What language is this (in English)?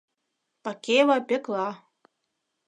Mari